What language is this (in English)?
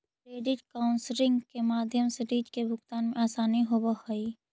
Magahi